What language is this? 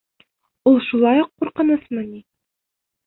Bashkir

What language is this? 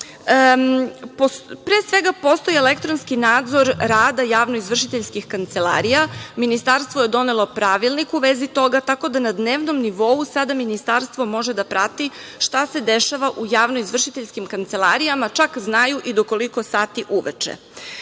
Serbian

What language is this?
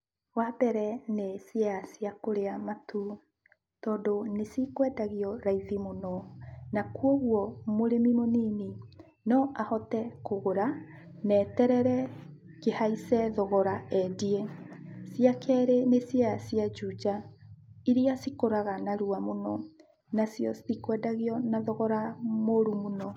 Kikuyu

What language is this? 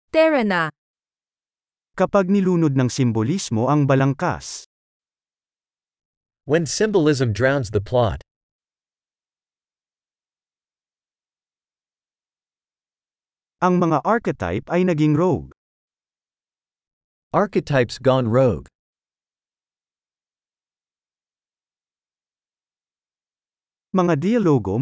Filipino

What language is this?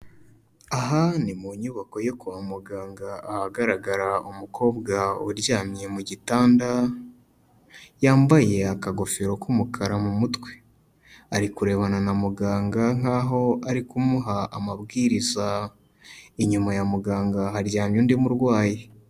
Kinyarwanda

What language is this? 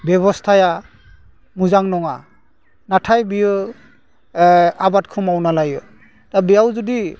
Bodo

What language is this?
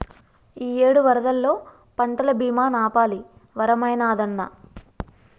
Telugu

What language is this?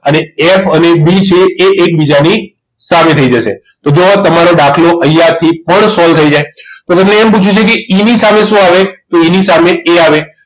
Gujarati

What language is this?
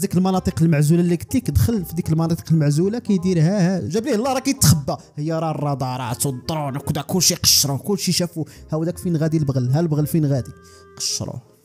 Arabic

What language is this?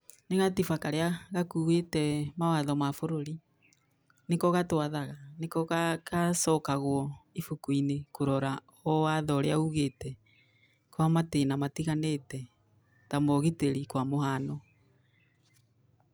Kikuyu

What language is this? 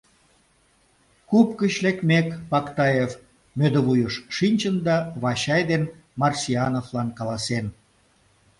Mari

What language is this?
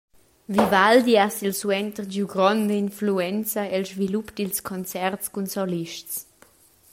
Romansh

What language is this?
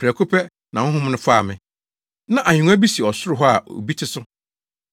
Akan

